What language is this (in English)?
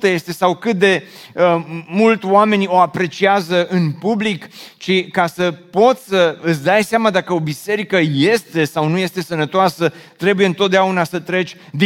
Romanian